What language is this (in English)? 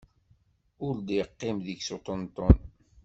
Kabyle